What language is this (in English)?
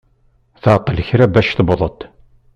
Kabyle